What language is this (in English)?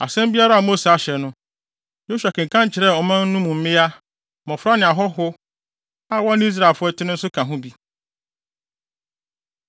Akan